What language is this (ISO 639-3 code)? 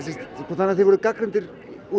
isl